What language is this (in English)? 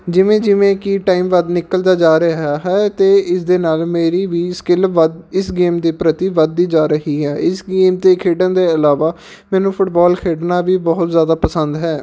Punjabi